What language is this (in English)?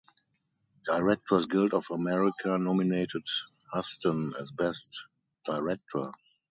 English